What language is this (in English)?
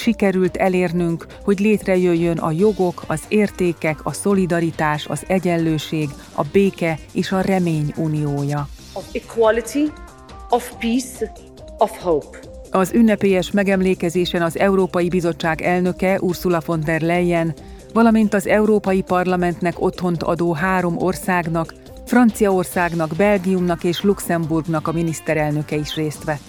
Hungarian